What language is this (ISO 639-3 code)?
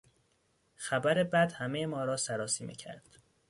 fas